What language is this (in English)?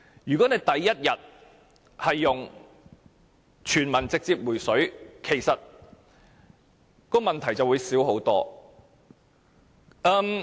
Cantonese